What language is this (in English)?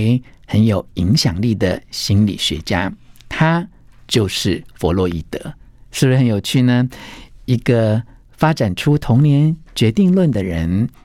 Chinese